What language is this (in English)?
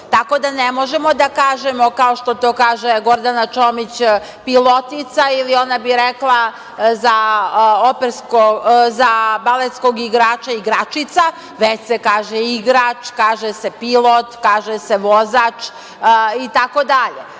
Serbian